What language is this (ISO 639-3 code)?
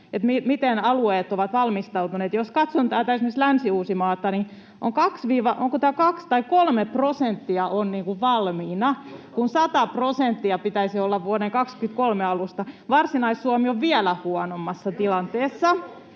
fin